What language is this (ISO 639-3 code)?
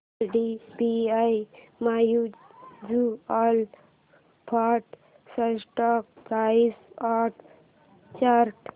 mar